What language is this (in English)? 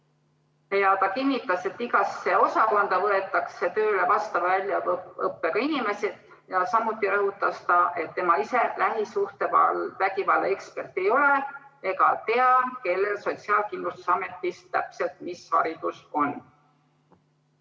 Estonian